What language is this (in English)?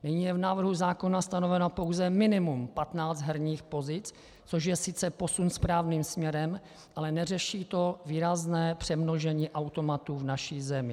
Czech